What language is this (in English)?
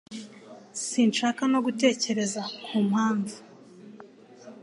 Kinyarwanda